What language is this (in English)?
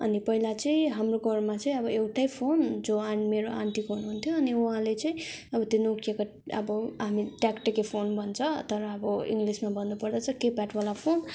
Nepali